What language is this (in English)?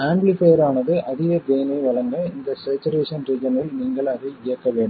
Tamil